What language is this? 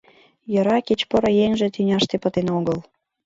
Mari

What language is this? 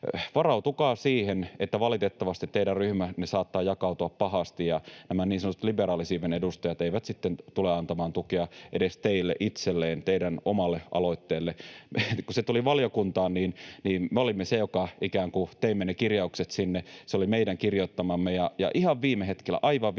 Finnish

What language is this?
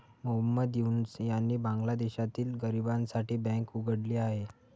Marathi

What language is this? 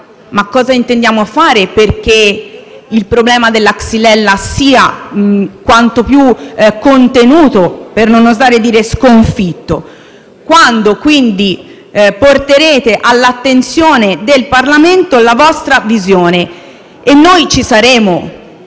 Italian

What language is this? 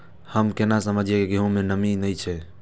Maithili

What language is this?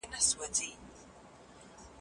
Pashto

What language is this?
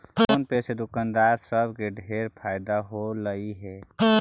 Magahi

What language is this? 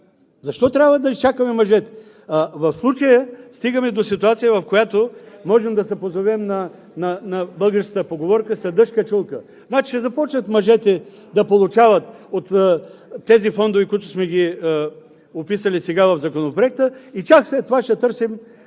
Bulgarian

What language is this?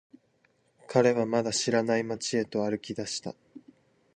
Japanese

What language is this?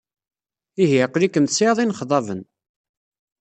Kabyle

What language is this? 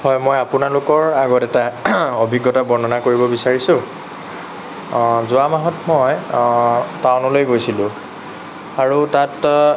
Assamese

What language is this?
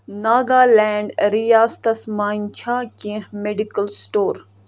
Kashmiri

